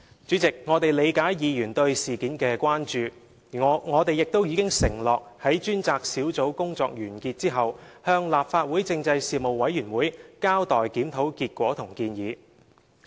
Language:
Cantonese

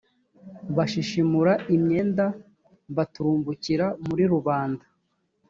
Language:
Kinyarwanda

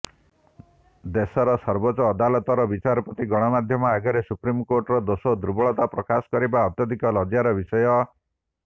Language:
Odia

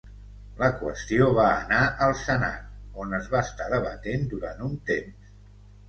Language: Catalan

